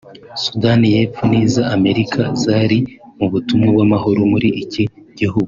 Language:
Kinyarwanda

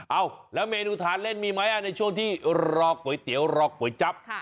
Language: Thai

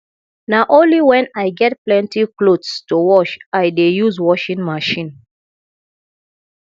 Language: Nigerian Pidgin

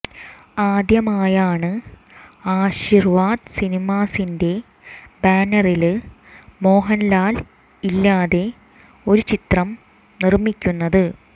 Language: Malayalam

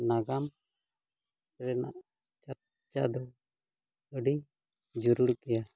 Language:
Santali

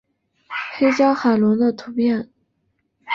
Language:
Chinese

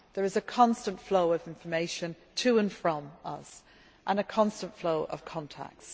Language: English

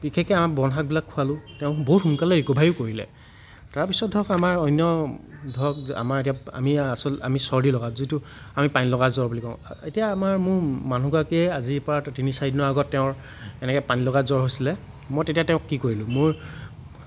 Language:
Assamese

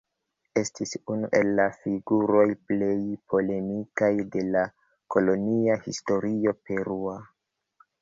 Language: Esperanto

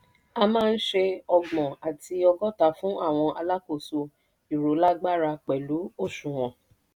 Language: Yoruba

